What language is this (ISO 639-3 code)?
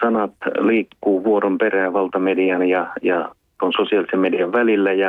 fin